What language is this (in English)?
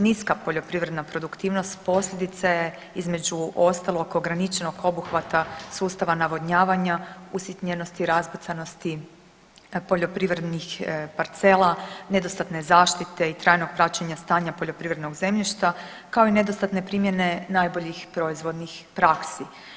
Croatian